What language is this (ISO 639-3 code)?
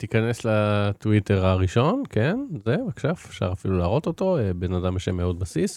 heb